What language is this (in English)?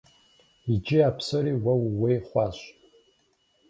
Kabardian